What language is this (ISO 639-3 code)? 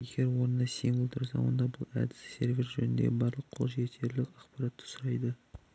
kaz